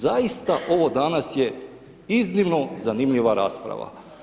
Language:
Croatian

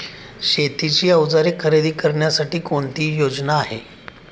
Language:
Marathi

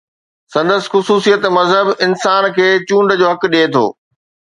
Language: Sindhi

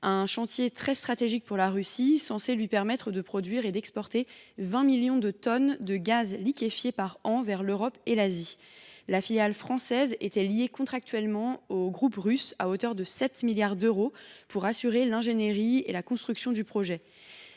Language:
French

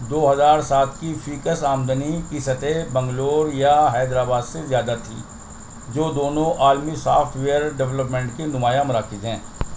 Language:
Urdu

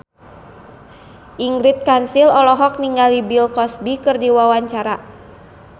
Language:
Sundanese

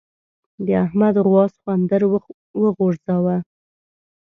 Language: Pashto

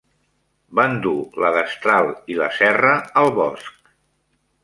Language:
Catalan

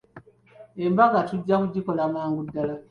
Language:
Ganda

